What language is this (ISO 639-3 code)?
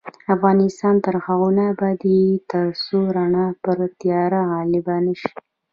pus